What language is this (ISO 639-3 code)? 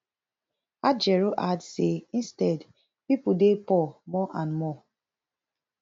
pcm